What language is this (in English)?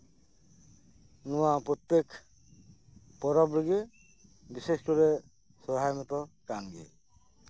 Santali